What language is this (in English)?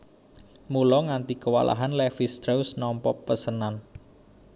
Javanese